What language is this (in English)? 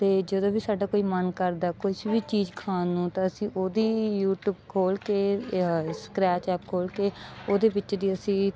Punjabi